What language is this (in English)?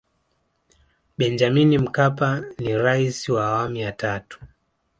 Swahili